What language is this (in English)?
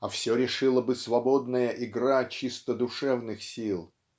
Russian